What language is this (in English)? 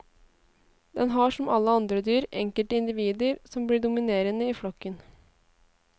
Norwegian